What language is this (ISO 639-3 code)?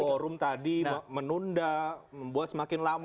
ind